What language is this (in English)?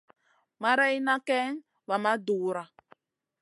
Masana